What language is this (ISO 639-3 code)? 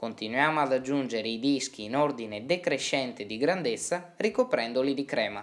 ita